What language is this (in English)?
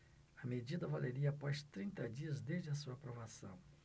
Portuguese